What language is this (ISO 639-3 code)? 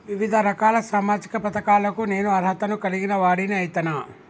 tel